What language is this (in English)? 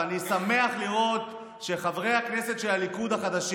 Hebrew